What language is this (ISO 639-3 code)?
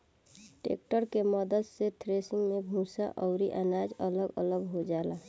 bho